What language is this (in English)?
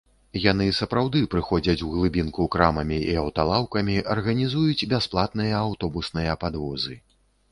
Belarusian